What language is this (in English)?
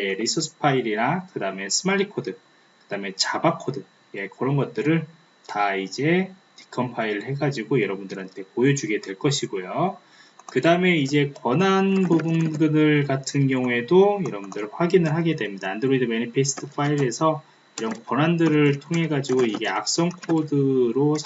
Korean